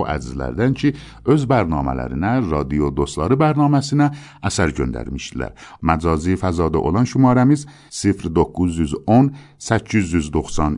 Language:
Persian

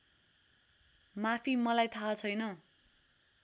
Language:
Nepali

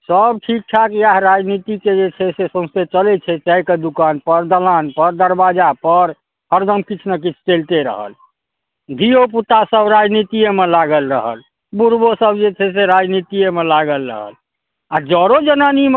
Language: Maithili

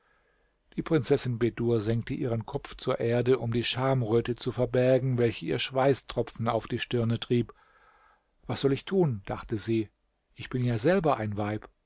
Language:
German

